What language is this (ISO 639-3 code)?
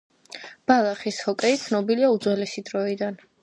kat